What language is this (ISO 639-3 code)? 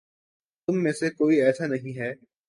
urd